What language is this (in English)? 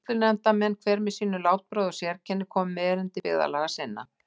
Icelandic